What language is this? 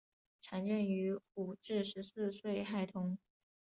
Chinese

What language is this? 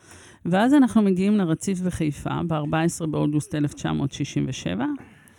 Hebrew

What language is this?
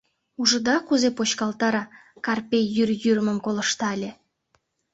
Mari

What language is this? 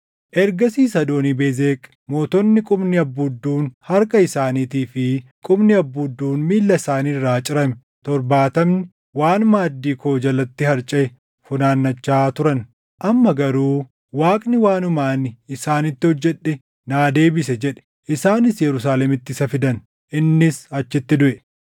Oromo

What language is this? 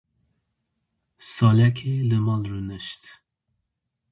Kurdish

